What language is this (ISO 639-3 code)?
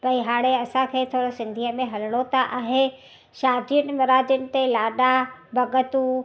snd